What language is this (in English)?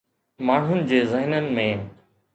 Sindhi